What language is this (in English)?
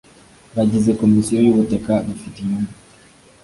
Kinyarwanda